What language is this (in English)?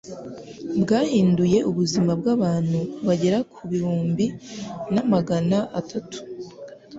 Kinyarwanda